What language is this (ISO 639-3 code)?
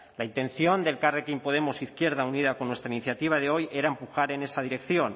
spa